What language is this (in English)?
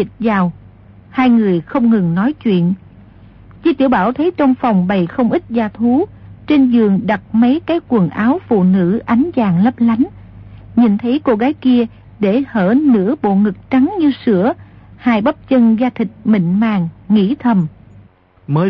Vietnamese